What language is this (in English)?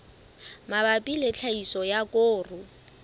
Southern Sotho